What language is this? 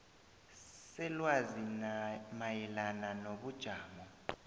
South Ndebele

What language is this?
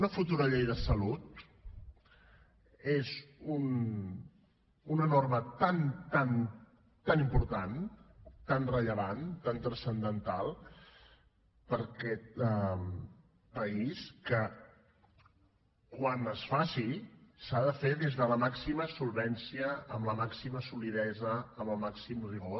Catalan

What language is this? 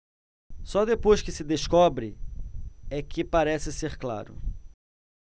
Portuguese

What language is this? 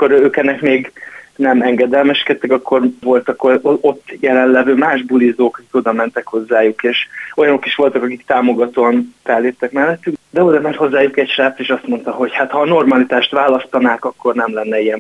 Hungarian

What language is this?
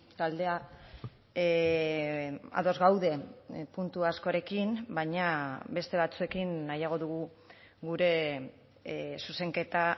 Basque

